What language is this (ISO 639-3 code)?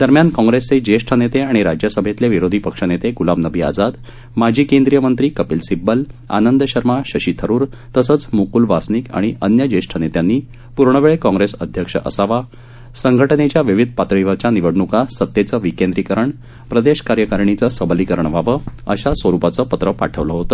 mar